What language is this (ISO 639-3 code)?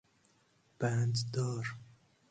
fas